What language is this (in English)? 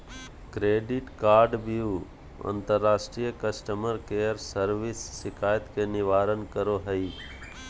Magahi